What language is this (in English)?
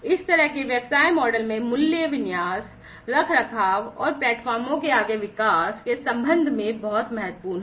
Hindi